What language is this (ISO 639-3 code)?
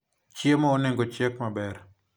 luo